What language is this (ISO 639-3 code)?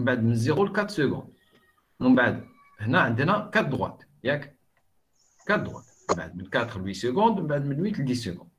fra